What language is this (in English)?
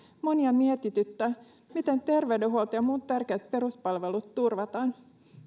Finnish